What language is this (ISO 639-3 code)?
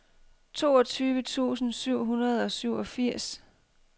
dan